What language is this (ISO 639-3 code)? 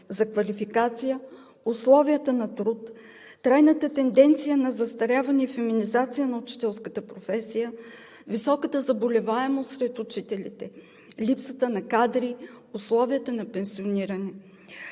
bul